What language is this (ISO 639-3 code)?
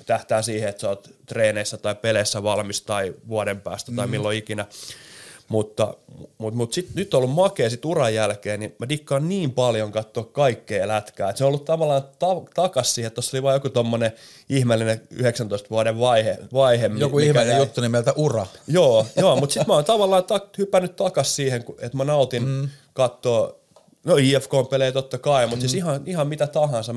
fin